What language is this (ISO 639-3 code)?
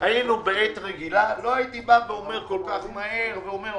heb